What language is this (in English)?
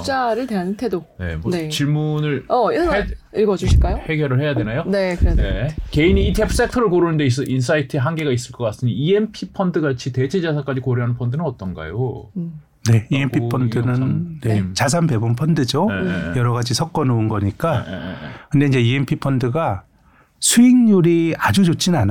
Korean